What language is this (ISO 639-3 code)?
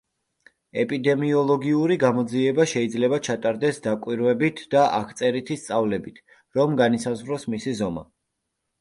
kat